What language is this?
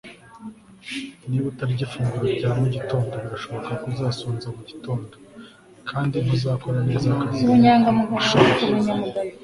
Kinyarwanda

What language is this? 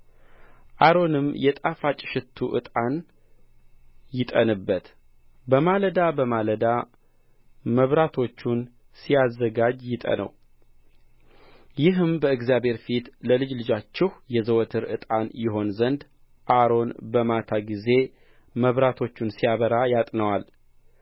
Amharic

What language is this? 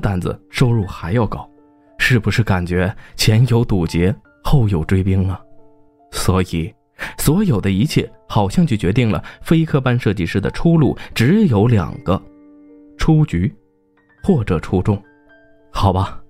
Chinese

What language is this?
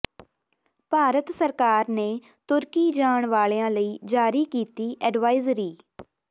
Punjabi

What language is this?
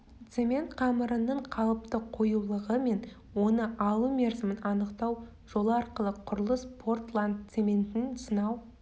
Kazakh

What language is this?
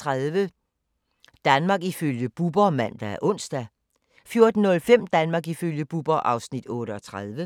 Danish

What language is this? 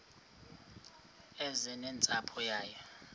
Xhosa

